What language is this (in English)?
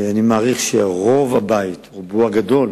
Hebrew